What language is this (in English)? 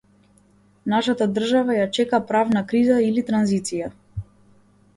Macedonian